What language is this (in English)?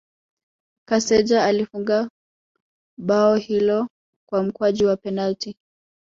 Swahili